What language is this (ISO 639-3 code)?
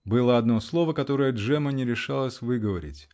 rus